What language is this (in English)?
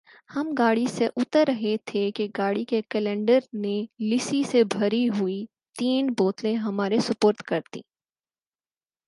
Urdu